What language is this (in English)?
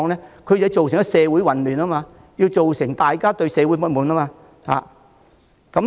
Cantonese